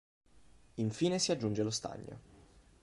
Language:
Italian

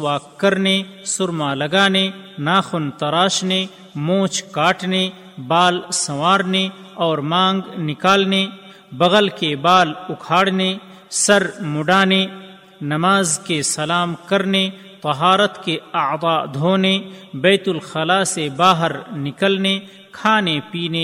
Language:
Urdu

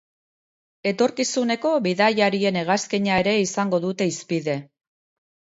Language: Basque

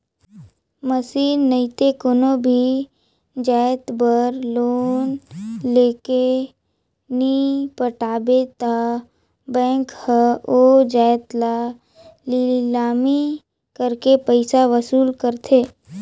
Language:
Chhattisgarhi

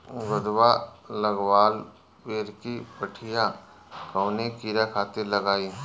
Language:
Bhojpuri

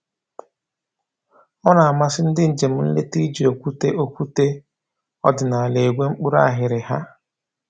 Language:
Igbo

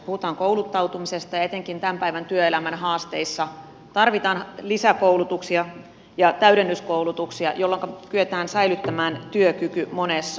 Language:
Finnish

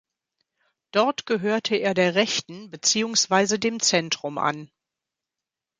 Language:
German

